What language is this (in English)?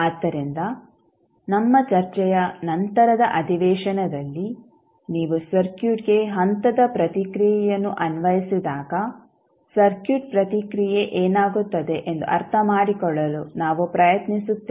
Kannada